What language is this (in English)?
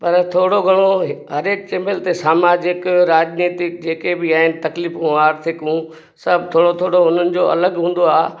Sindhi